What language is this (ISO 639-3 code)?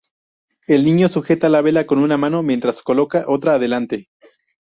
spa